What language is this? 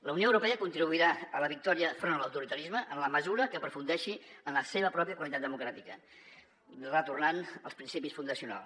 Catalan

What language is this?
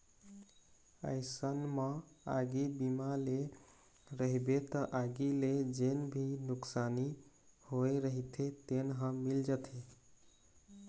Chhattisgarhi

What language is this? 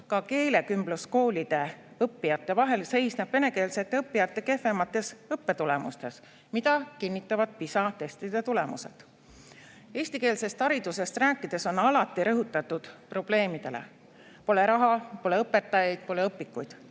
Estonian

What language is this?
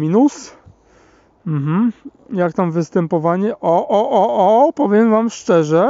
Polish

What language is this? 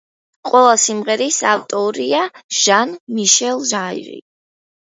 Georgian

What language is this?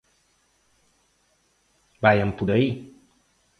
Galician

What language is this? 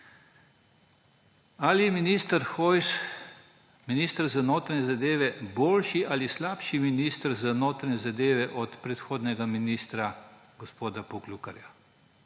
Slovenian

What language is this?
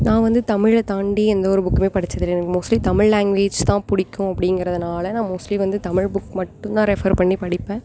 Tamil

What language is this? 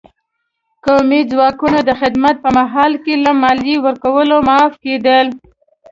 Pashto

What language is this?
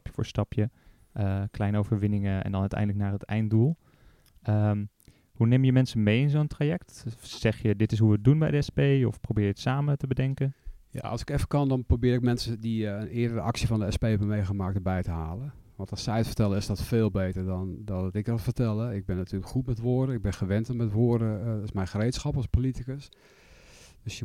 Dutch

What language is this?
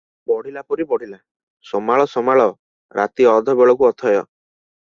Odia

